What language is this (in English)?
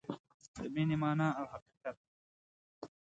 Pashto